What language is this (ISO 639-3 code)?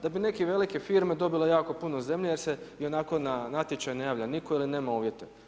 hrv